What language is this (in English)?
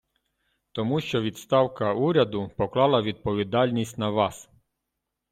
Ukrainian